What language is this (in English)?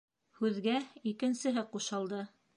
Bashkir